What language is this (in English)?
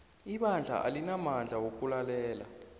South Ndebele